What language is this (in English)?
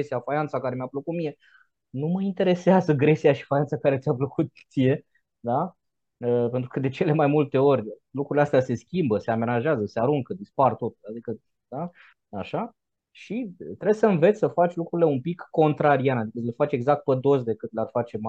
Romanian